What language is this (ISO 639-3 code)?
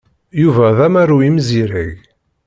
kab